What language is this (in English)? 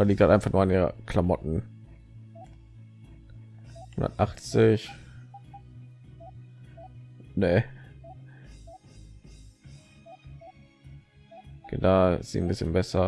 German